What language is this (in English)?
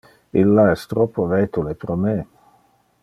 Interlingua